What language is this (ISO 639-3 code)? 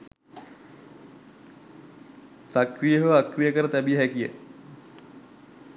sin